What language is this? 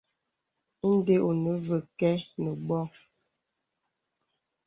Bebele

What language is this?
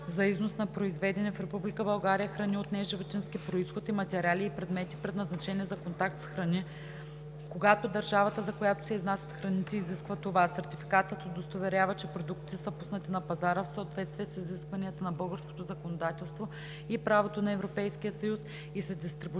Bulgarian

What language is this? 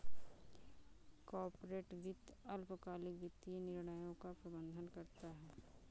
Hindi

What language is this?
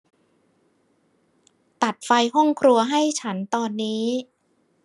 Thai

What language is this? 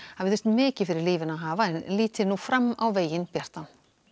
Icelandic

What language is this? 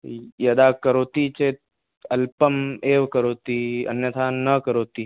Sanskrit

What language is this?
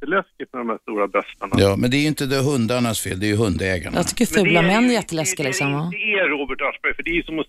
Swedish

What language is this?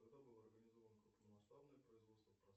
Russian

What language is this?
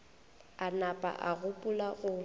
Northern Sotho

